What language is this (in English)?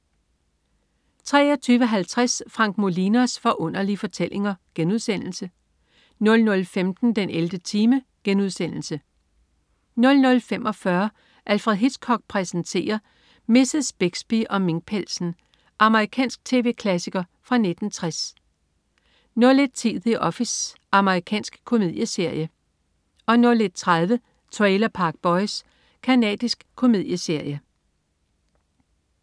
Danish